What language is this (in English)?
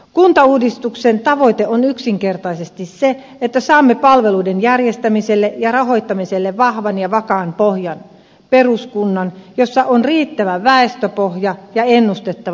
Finnish